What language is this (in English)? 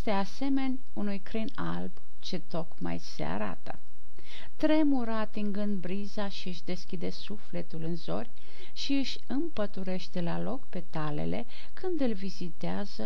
Romanian